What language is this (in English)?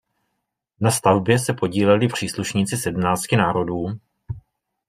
Czech